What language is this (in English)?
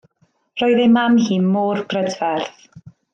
Welsh